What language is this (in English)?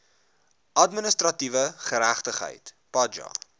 Afrikaans